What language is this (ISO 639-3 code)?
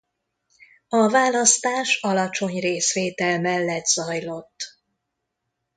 hun